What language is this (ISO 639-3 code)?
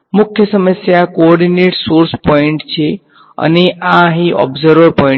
guj